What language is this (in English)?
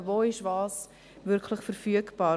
Swiss German